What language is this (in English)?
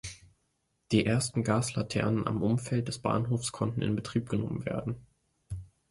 German